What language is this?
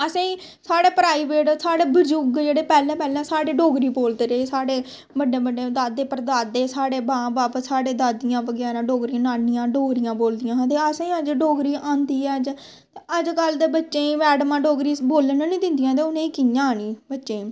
Dogri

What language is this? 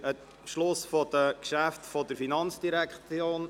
Swiss German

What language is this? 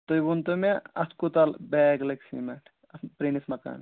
Kashmiri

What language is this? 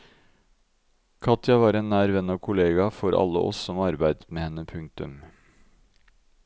Norwegian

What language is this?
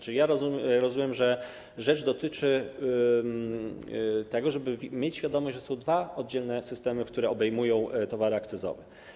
Polish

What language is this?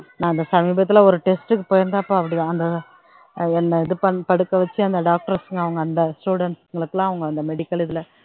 Tamil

